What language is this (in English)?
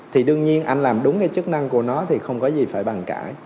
Vietnamese